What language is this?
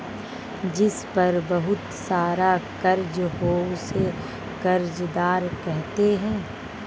Hindi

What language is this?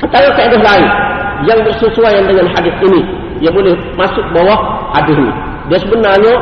Malay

